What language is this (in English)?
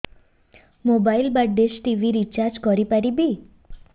Odia